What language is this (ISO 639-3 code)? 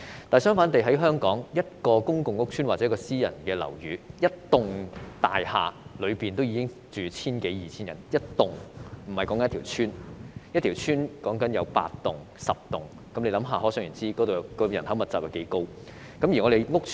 yue